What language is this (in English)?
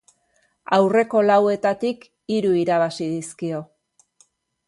Basque